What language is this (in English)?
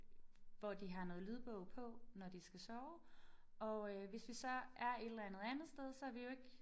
Danish